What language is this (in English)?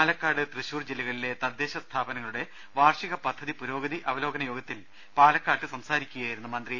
Malayalam